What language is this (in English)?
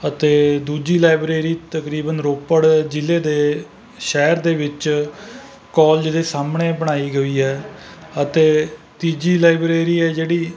Punjabi